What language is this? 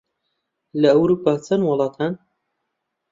Central Kurdish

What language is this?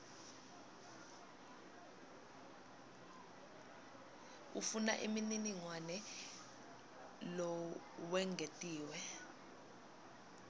Swati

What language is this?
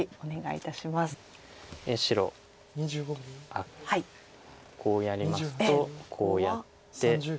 Japanese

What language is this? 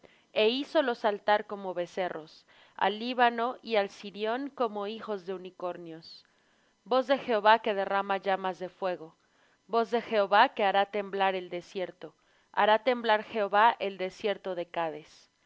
Spanish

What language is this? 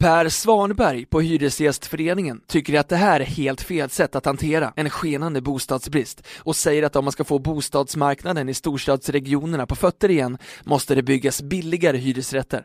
Swedish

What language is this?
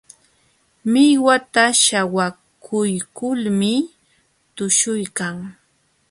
Jauja Wanca Quechua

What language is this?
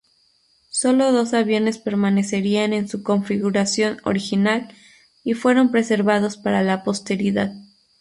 Spanish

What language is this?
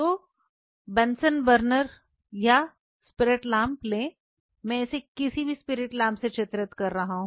Hindi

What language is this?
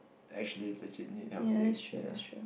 English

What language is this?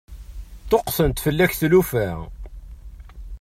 Kabyle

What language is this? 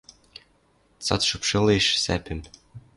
Western Mari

